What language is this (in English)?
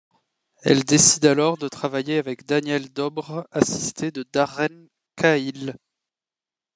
French